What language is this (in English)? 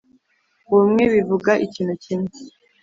Kinyarwanda